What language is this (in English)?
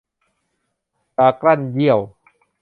Thai